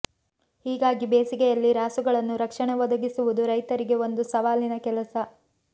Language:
Kannada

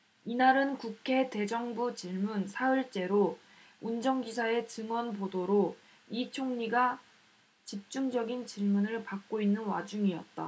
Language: Korean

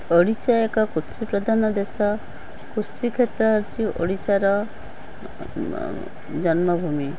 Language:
Odia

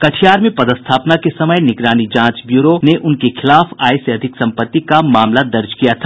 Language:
Hindi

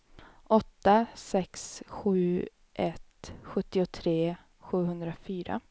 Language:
Swedish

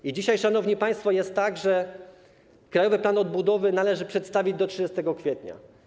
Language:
Polish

